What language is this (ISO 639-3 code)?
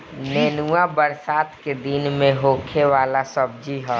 bho